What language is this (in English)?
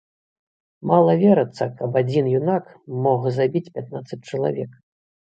Belarusian